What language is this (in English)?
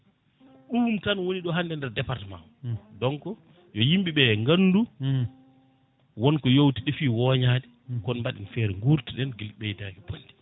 Fula